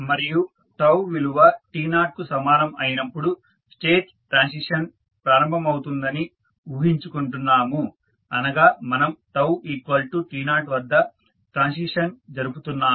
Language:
Telugu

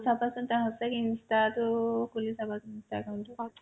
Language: Assamese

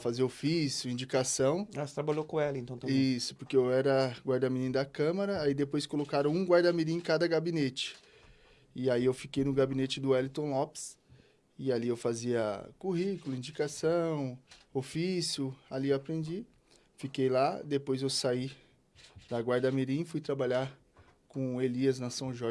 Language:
Portuguese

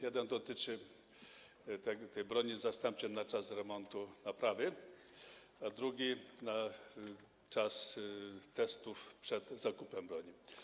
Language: Polish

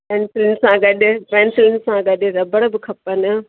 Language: Sindhi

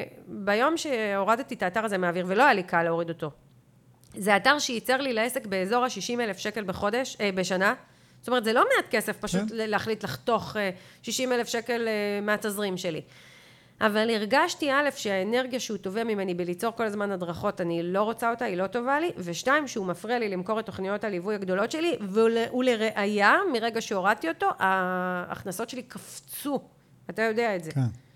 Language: Hebrew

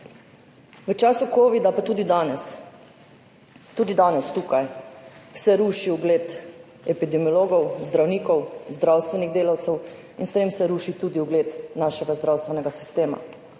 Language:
Slovenian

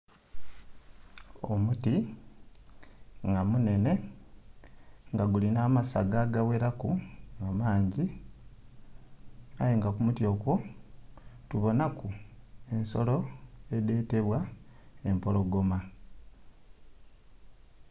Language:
Soga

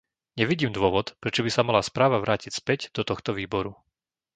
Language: Slovak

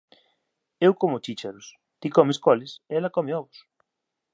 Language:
Galician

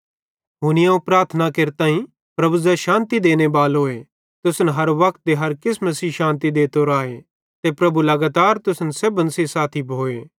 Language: Bhadrawahi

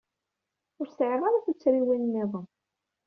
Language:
Kabyle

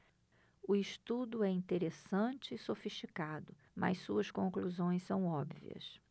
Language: Portuguese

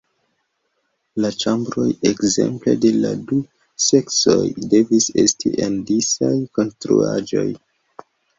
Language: Esperanto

